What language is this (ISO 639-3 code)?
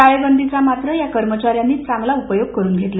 mar